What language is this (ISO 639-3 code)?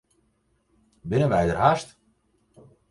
fry